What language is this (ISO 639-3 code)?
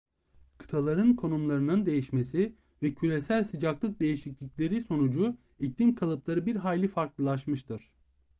tur